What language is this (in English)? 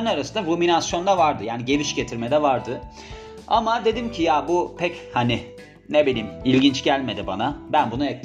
Turkish